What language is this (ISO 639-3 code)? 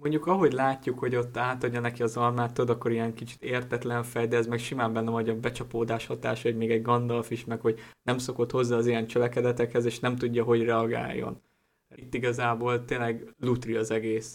hun